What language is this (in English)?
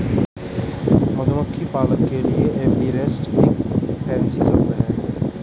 Hindi